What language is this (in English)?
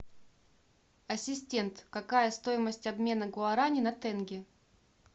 Russian